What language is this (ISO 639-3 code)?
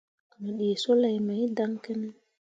mua